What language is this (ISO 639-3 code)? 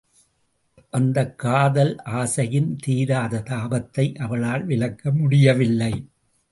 tam